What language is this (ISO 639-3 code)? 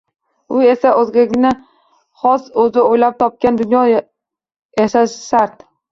uzb